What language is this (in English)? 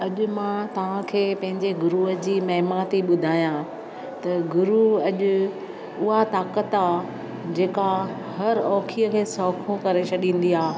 Sindhi